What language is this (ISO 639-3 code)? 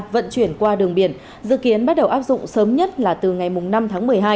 vie